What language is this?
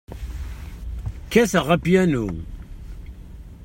Kabyle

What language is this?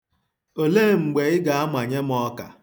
Igbo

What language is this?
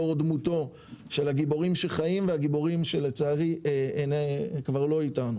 Hebrew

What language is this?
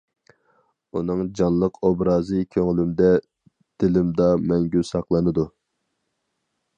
Uyghur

